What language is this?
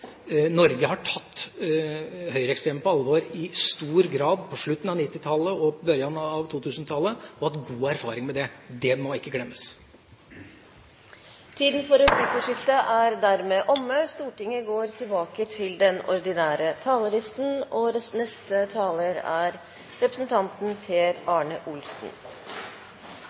Norwegian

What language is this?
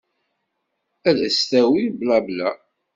Kabyle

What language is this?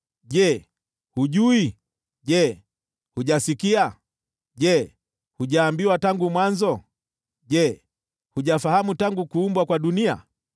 Swahili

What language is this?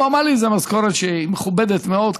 Hebrew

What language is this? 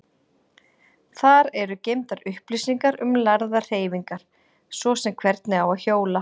Icelandic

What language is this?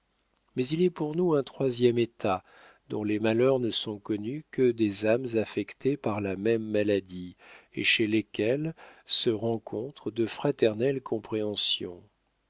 French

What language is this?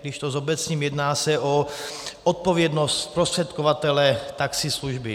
Czech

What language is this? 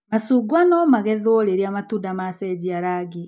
Kikuyu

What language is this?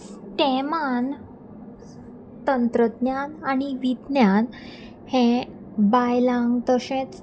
Konkani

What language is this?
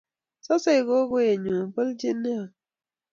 Kalenjin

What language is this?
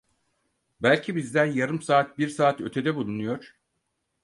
Turkish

